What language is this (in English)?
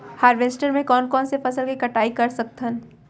Chhattisgarhi